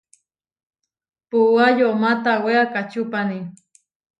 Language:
Huarijio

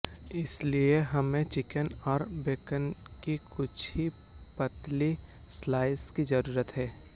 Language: Hindi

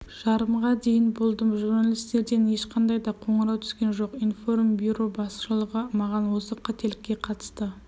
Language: Kazakh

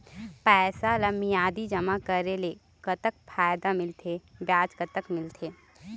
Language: Chhattisgarhi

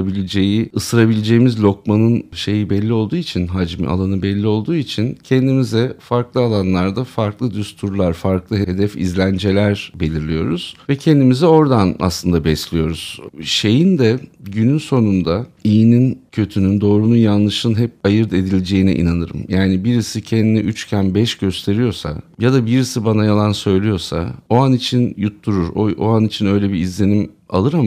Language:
Turkish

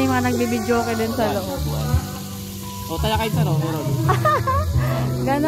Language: Filipino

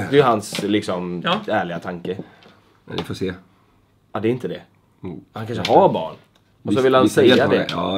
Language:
Swedish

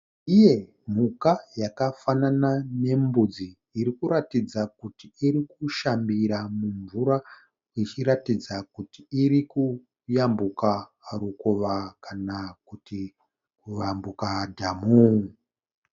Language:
Shona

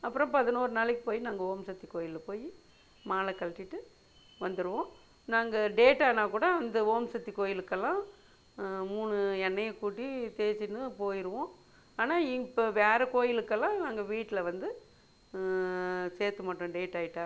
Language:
Tamil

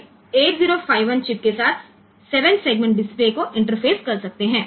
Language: Gujarati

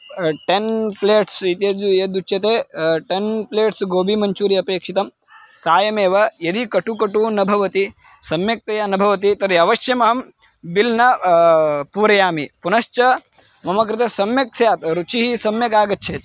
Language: Sanskrit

